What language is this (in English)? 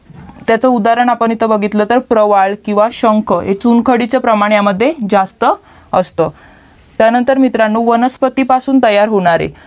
Marathi